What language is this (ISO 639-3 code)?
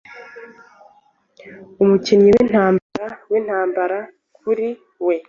kin